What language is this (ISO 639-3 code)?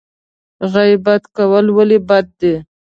pus